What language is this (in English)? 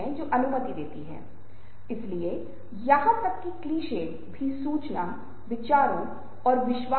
Hindi